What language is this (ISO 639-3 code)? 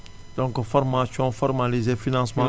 wol